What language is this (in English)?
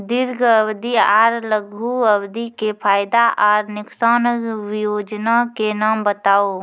Maithili